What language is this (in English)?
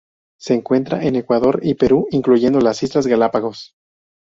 Spanish